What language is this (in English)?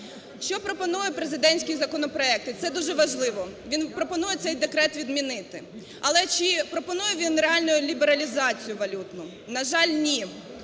Ukrainian